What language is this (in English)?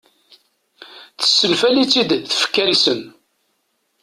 Kabyle